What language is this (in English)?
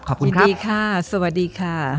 Thai